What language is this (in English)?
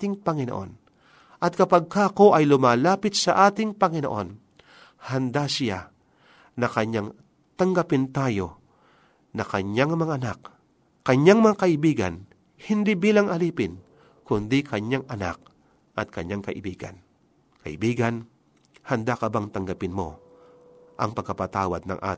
Filipino